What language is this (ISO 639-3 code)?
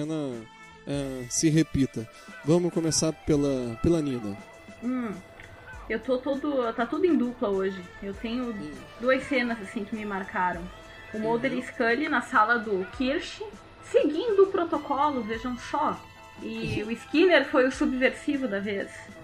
por